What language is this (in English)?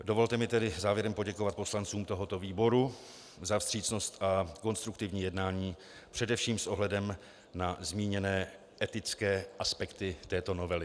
Czech